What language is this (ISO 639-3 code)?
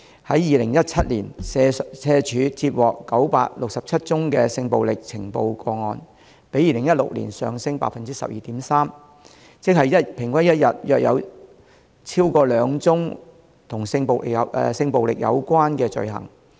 yue